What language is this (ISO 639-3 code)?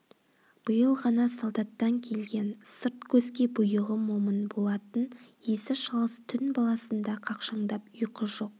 kaz